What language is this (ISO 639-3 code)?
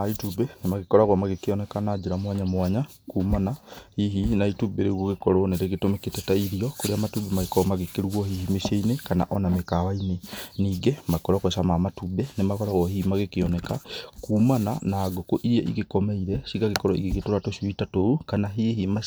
kik